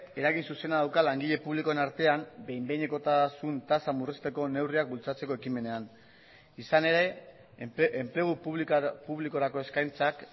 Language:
Basque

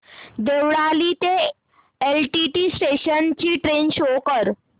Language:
Marathi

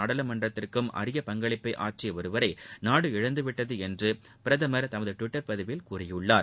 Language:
Tamil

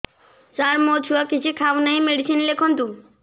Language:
Odia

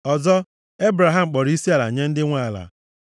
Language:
Igbo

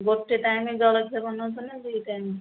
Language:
Odia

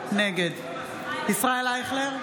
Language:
Hebrew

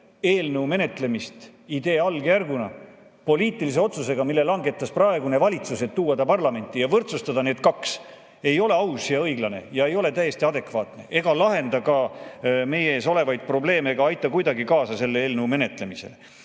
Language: Estonian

